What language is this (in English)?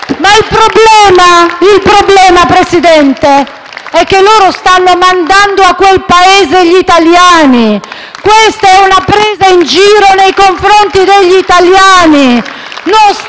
Italian